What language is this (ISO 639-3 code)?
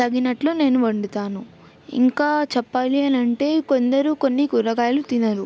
tel